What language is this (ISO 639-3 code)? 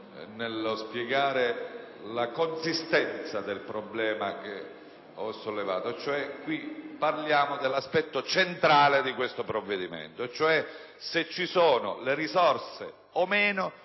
ita